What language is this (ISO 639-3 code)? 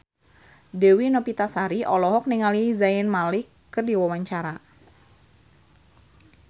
sun